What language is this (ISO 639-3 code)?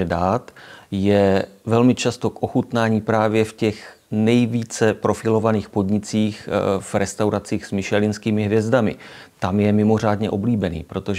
ces